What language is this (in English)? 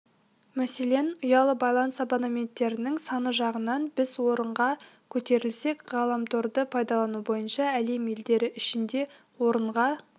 Kazakh